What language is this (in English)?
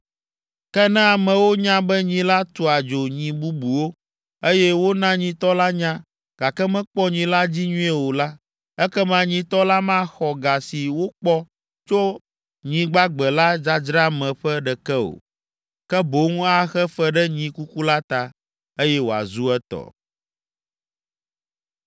Ewe